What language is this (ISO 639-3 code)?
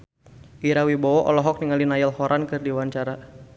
sun